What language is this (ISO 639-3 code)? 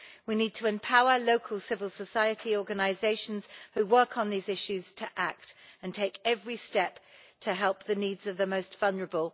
eng